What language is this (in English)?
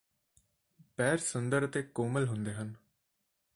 Punjabi